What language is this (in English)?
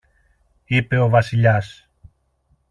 Greek